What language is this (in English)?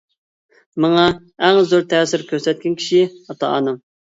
Uyghur